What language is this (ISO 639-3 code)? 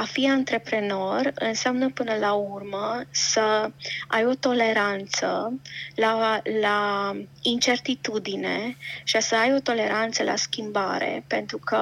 ron